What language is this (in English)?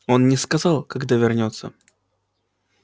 Russian